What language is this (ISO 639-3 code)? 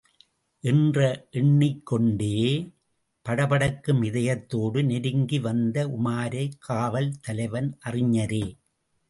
tam